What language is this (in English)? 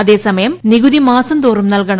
Malayalam